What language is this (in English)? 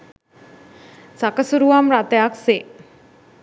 Sinhala